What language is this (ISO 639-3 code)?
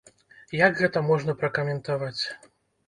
bel